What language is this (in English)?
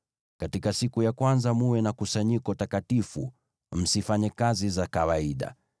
Swahili